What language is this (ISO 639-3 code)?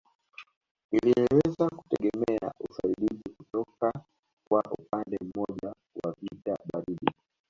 swa